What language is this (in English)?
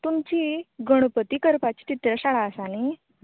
Konkani